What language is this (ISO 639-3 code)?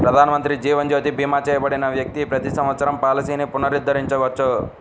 tel